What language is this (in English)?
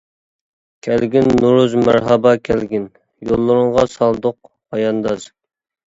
Uyghur